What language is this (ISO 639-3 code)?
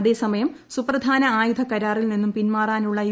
mal